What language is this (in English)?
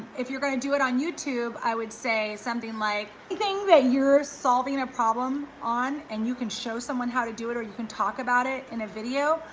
English